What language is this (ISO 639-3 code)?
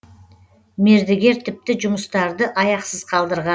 kaz